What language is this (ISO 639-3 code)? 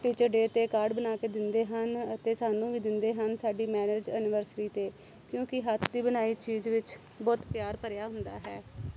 pan